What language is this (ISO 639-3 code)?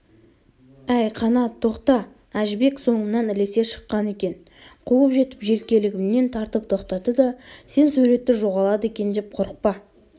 kaz